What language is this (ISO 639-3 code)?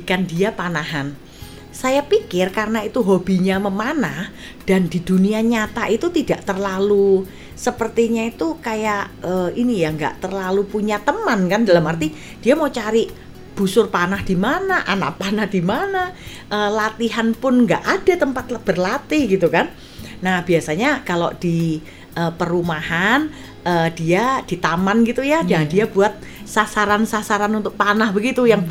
ind